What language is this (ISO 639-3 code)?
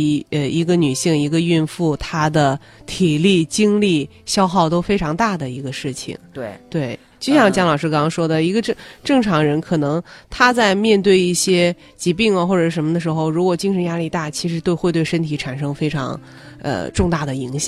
zho